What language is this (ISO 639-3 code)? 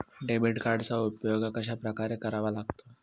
mar